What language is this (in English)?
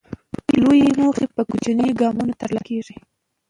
Pashto